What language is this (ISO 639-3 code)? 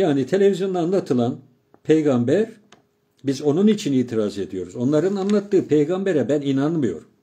tur